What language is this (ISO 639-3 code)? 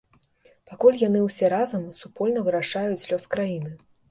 bel